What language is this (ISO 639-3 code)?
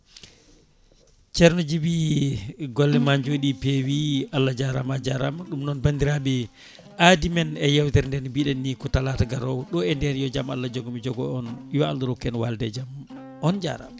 ful